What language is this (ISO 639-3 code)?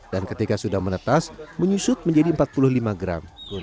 ind